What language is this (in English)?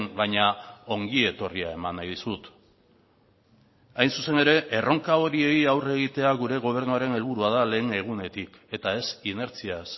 Basque